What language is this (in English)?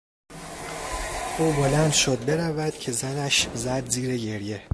Persian